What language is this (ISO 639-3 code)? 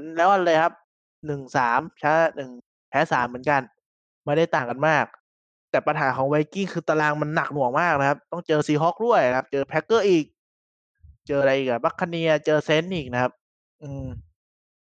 tha